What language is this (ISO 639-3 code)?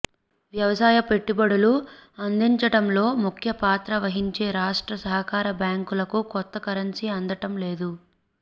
tel